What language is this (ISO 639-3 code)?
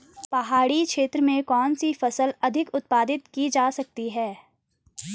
hin